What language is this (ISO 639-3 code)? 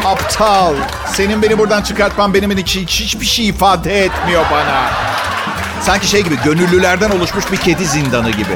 tur